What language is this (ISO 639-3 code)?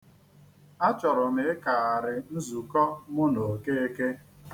ibo